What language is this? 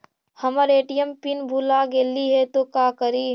Magahi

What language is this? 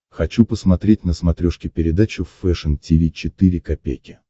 Russian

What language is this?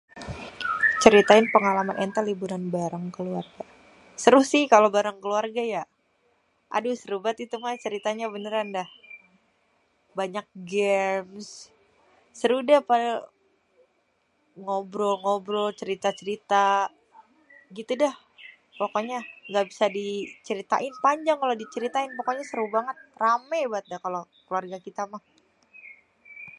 Betawi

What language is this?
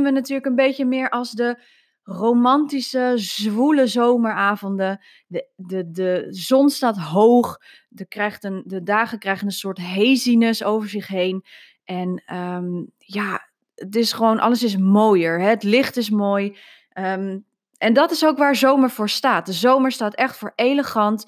Dutch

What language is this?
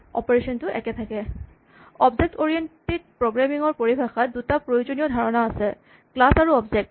Assamese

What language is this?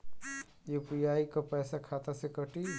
Bhojpuri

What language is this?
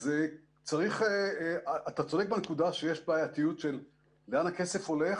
Hebrew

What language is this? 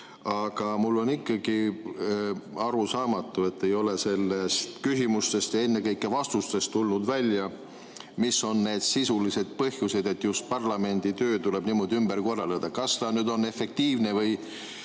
Estonian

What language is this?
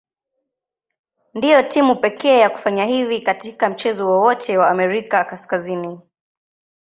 Swahili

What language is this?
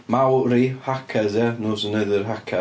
Welsh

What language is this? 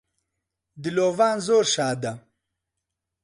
Central Kurdish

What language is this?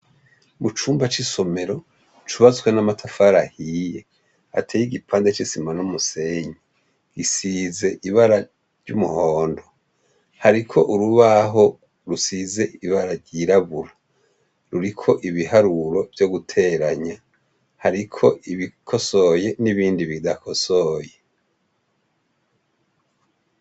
Rundi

